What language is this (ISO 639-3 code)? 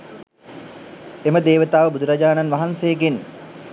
sin